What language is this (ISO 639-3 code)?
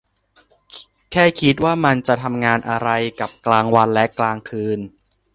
tha